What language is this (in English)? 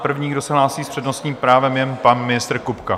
Czech